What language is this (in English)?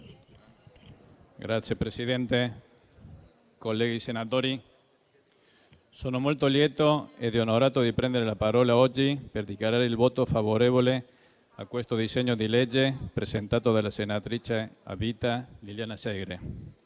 Italian